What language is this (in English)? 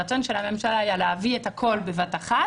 Hebrew